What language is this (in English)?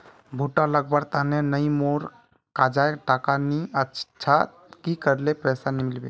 Magahi